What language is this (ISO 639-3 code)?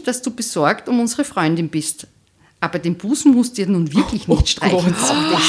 deu